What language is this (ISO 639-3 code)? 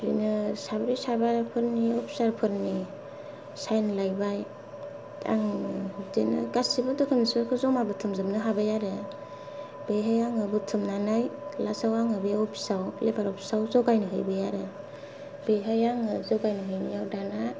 brx